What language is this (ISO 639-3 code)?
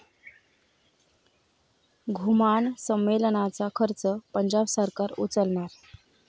mar